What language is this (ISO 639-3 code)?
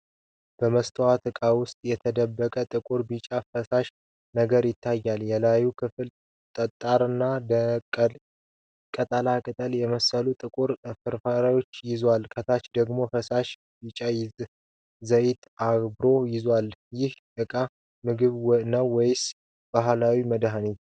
amh